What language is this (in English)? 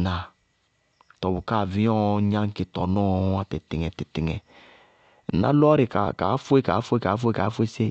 Bago-Kusuntu